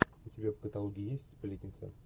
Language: Russian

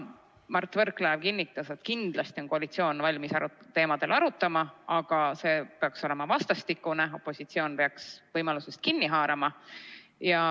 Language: Estonian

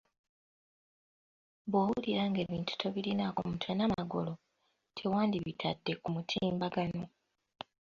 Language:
Ganda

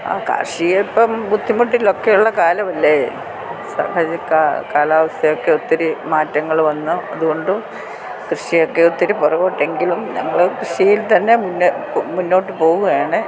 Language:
Malayalam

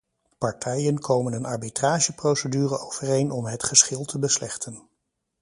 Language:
Dutch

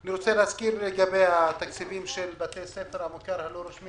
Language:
Hebrew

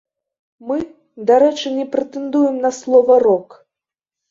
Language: Belarusian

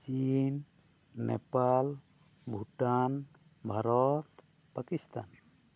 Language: Santali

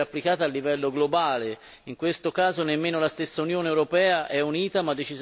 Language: Italian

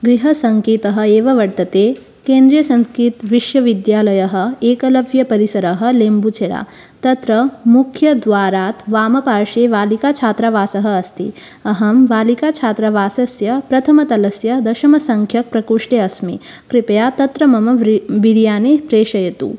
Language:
Sanskrit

